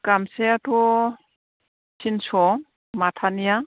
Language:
Bodo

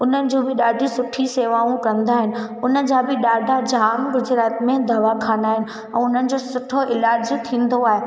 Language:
Sindhi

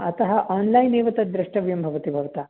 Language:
Sanskrit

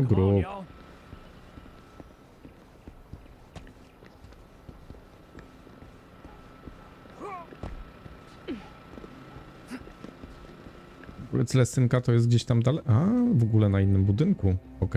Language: Polish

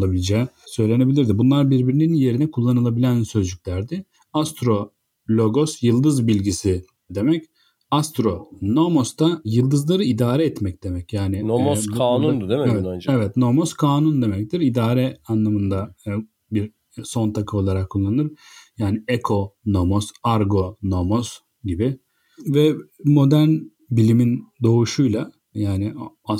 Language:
Turkish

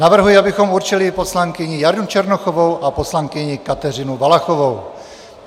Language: Czech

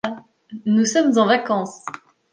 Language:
French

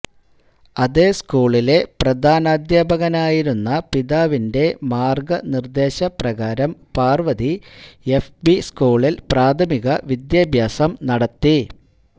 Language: Malayalam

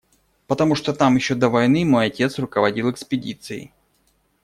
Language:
Russian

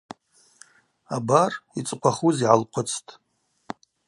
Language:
Abaza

